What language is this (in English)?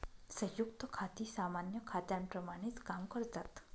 Marathi